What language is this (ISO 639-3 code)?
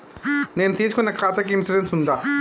tel